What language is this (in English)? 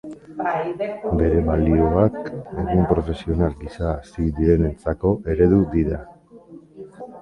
Basque